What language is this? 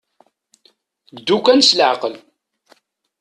Kabyle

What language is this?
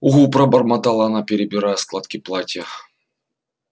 Russian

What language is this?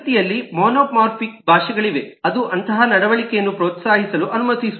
Kannada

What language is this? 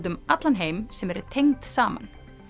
Icelandic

